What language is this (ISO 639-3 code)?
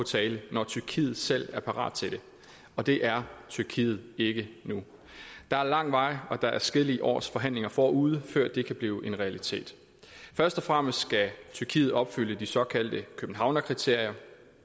dan